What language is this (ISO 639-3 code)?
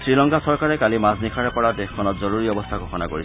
asm